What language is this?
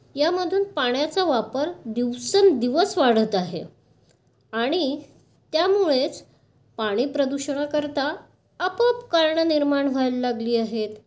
Marathi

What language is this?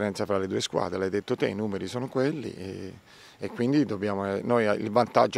Italian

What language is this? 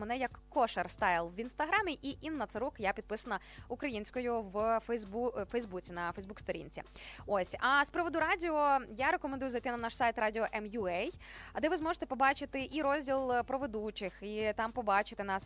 Ukrainian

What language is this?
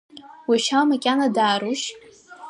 Abkhazian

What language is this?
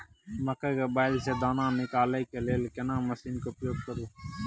Maithili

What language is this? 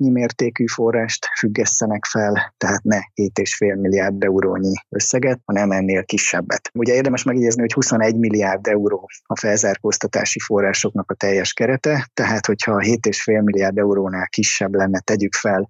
Hungarian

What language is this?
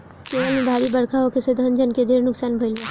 Bhojpuri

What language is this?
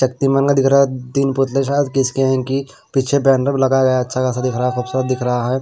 Hindi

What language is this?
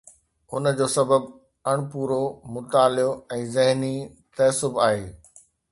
Sindhi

